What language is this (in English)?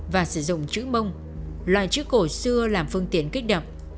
Vietnamese